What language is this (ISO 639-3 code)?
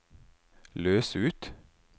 nor